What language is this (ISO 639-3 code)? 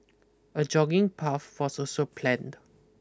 eng